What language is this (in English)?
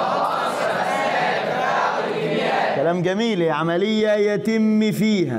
Arabic